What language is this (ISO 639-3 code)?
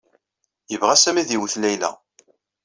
kab